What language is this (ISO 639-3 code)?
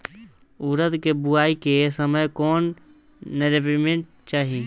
bho